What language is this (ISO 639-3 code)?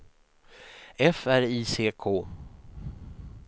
swe